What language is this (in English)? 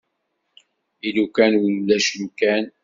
Kabyle